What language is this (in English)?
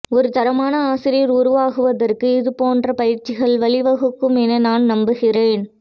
Tamil